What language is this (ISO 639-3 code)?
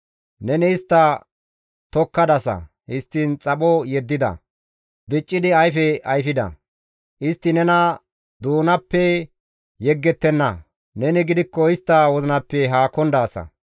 gmv